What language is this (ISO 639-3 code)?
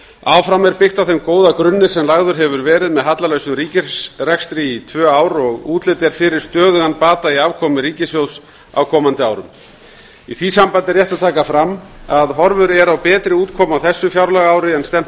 isl